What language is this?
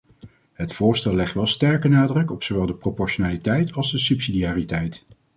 Dutch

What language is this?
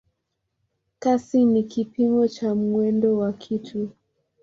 Swahili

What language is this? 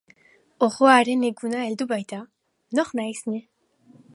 Basque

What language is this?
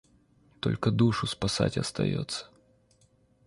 Russian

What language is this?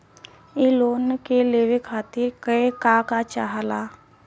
Bhojpuri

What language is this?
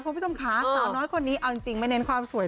Thai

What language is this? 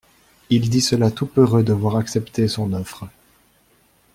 French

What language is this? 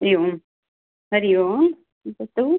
Sanskrit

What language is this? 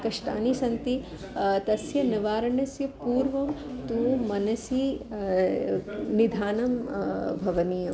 Sanskrit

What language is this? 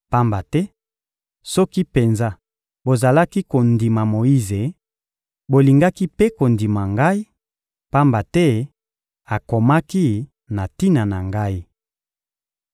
Lingala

